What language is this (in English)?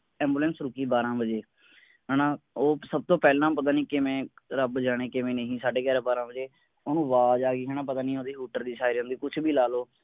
Punjabi